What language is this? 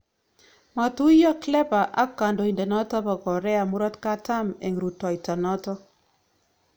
Kalenjin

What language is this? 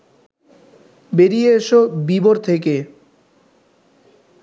Bangla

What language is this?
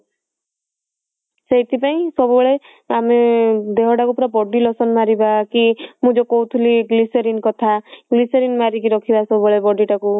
Odia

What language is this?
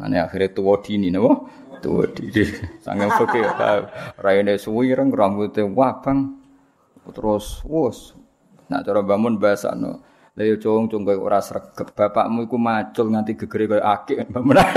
Malay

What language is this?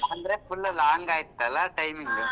Kannada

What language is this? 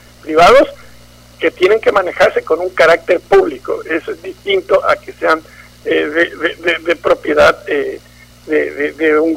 Spanish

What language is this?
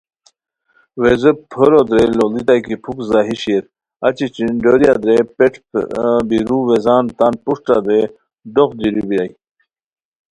Khowar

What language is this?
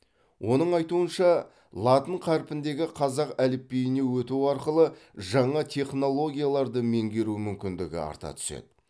Kazakh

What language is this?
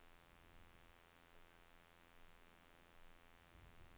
Norwegian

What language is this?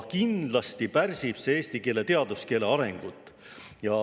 Estonian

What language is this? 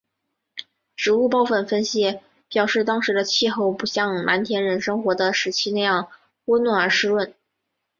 Chinese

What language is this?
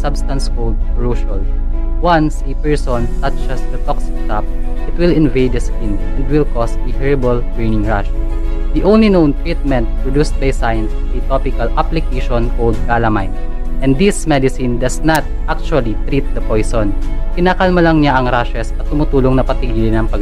Filipino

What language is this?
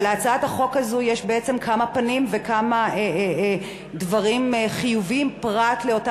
Hebrew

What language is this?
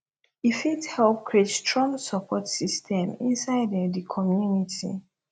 Nigerian Pidgin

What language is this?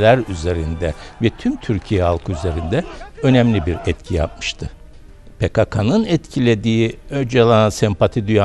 Turkish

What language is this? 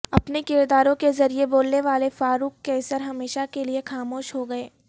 Urdu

